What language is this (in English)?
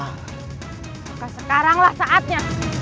Indonesian